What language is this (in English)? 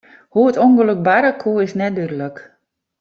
Western Frisian